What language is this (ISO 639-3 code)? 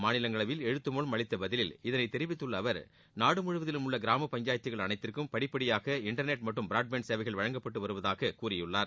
tam